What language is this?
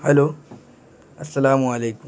Urdu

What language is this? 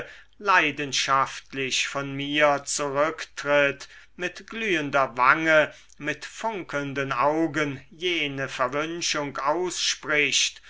German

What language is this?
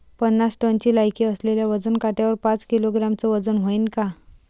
Marathi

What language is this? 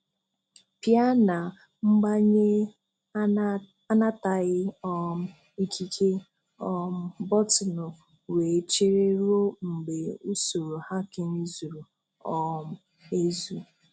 Igbo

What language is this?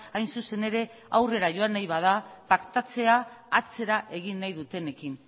Basque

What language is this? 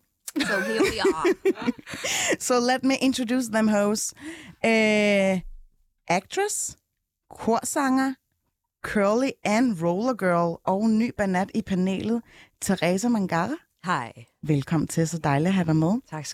Danish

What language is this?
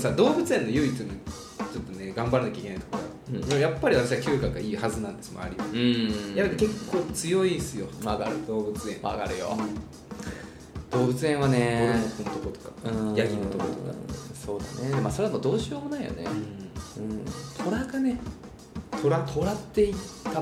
Japanese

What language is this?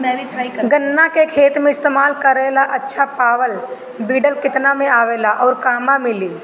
Bhojpuri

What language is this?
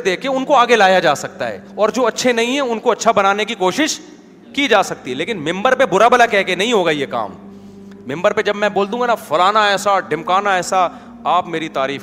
Urdu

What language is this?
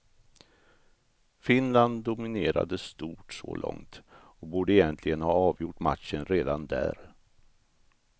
Swedish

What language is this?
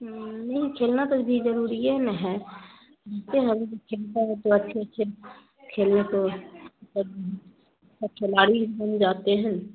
Urdu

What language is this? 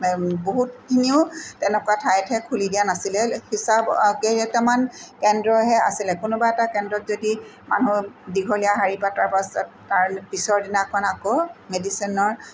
Assamese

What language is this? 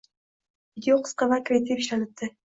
Uzbek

